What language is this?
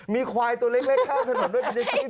Thai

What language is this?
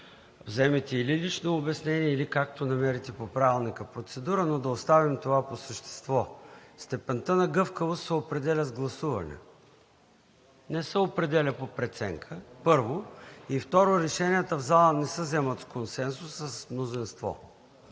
Bulgarian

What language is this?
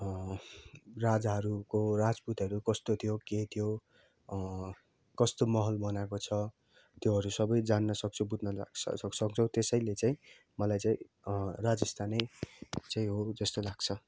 Nepali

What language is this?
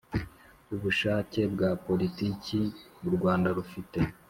Kinyarwanda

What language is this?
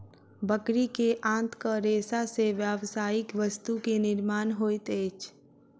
Maithili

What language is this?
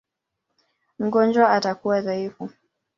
Swahili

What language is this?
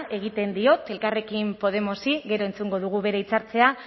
Basque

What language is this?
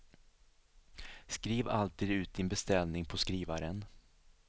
Swedish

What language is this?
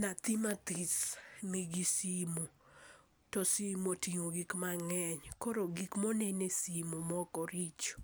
Luo (Kenya and Tanzania)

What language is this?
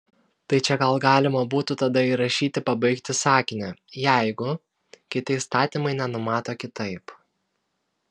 Lithuanian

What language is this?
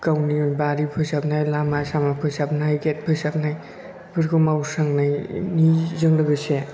Bodo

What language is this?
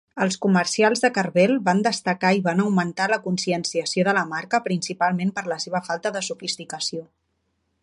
Catalan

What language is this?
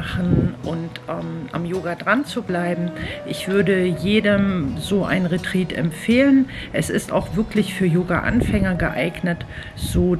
German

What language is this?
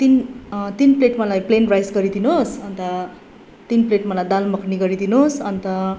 Nepali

